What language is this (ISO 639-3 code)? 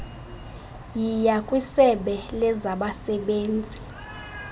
xho